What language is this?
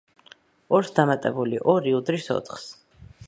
Georgian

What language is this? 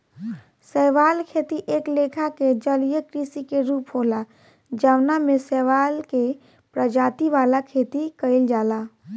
Bhojpuri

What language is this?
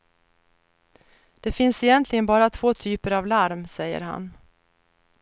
Swedish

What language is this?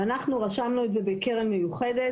Hebrew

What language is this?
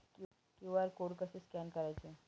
Marathi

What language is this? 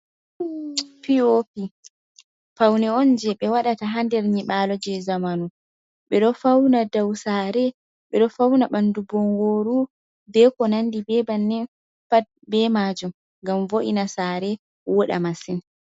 Fula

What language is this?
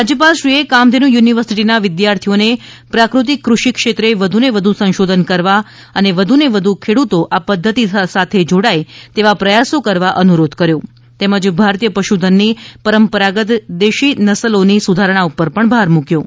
Gujarati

